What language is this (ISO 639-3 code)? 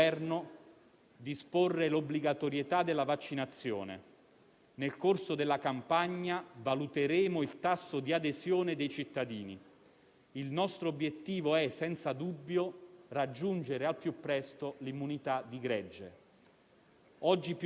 ita